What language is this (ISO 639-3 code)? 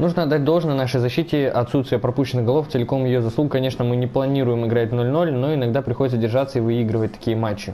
rus